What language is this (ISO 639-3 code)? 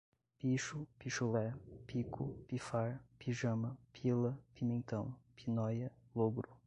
por